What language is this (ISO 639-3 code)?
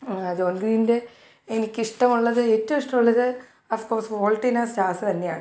mal